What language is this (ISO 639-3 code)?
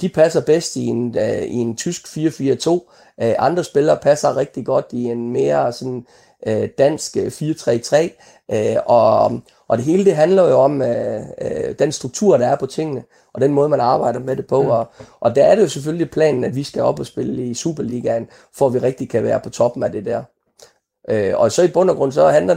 dan